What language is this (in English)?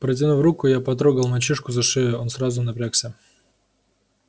Russian